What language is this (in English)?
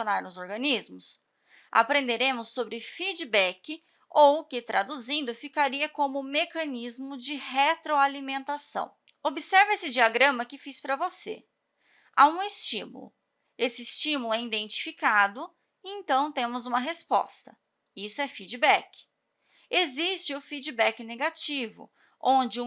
Portuguese